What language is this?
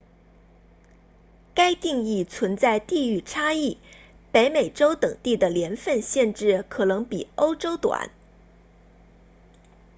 Chinese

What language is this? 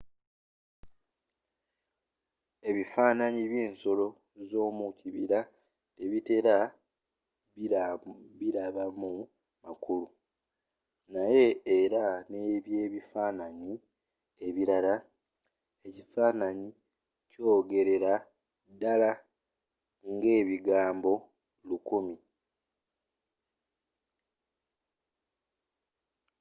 Ganda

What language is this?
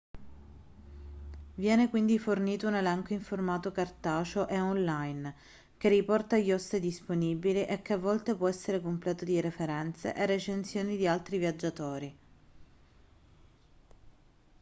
Italian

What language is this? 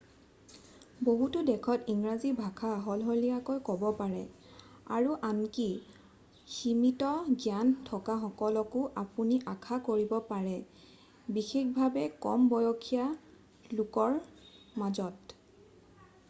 Assamese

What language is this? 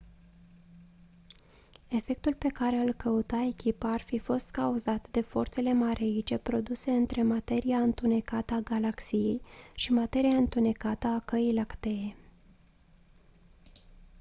Romanian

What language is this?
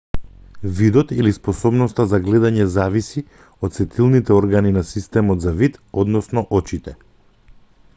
Macedonian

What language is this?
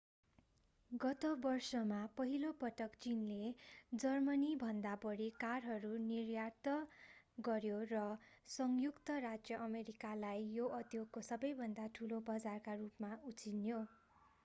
Nepali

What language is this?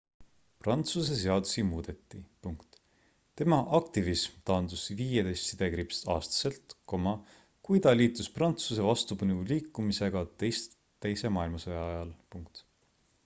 Estonian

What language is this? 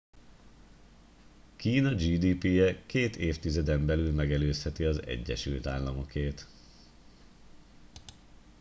Hungarian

